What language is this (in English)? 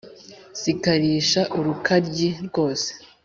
Kinyarwanda